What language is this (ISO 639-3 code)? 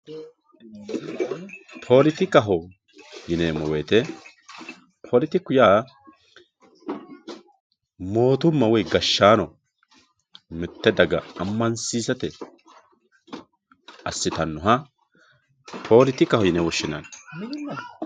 sid